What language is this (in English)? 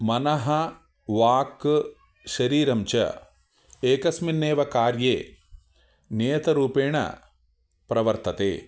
Sanskrit